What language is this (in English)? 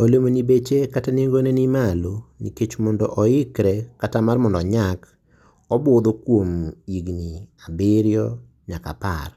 Luo (Kenya and Tanzania)